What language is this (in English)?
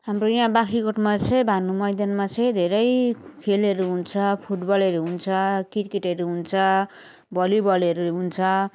Nepali